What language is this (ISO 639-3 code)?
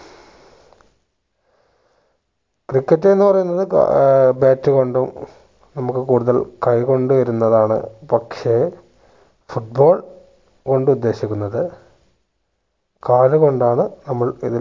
mal